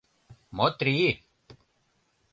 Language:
Mari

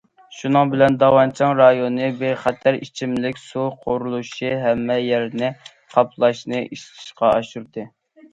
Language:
Uyghur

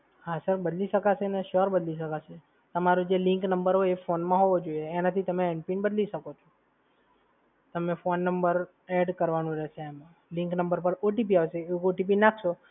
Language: Gujarati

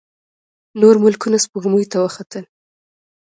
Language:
Pashto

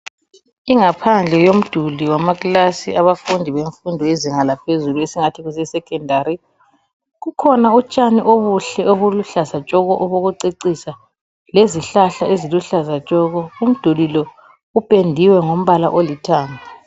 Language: North Ndebele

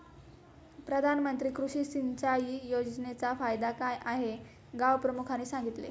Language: Marathi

